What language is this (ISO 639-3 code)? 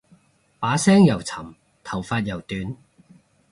yue